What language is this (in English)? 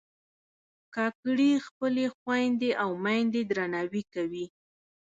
Pashto